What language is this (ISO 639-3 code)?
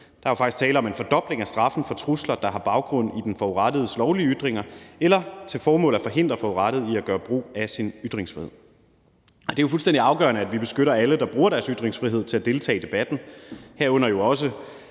dan